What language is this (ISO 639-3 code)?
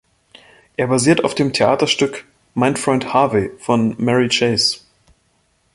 deu